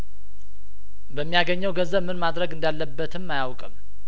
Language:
Amharic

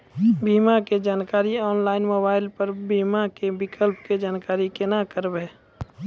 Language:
Maithili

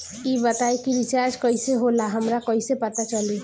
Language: Bhojpuri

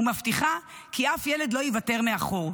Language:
Hebrew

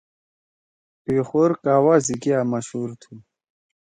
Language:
Torwali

